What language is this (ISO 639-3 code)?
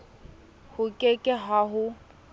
sot